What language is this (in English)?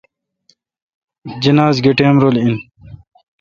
Kalkoti